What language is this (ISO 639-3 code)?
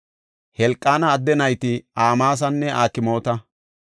gof